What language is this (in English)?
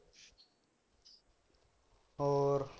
Punjabi